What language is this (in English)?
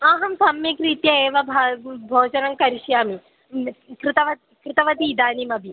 Sanskrit